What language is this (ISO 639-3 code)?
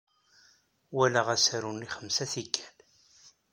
kab